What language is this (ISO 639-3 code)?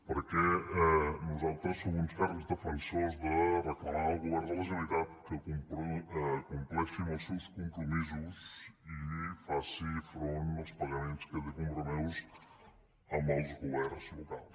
cat